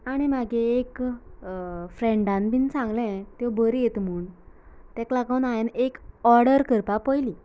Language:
Konkani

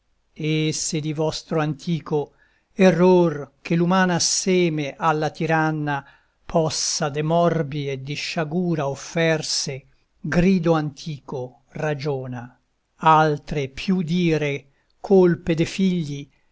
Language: Italian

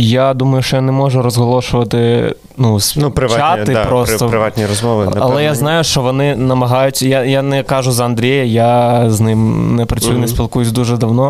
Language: Ukrainian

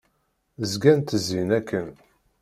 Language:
Kabyle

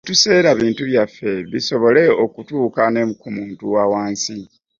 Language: Ganda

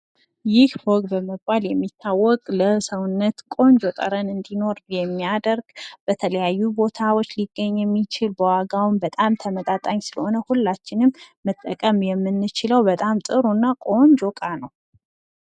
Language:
Amharic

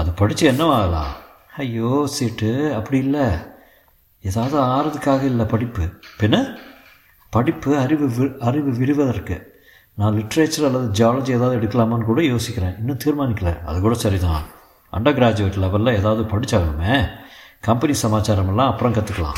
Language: Tamil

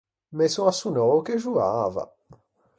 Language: Ligurian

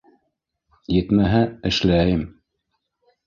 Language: Bashkir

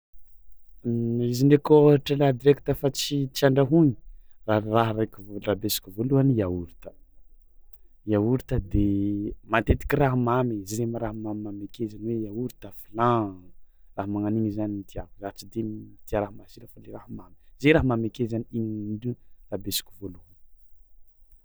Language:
Tsimihety Malagasy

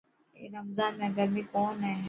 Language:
Dhatki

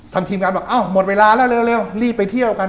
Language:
Thai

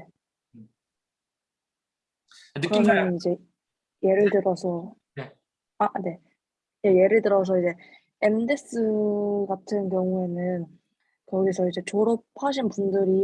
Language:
Korean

